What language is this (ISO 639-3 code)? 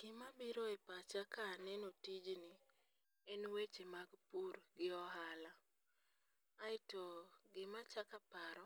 luo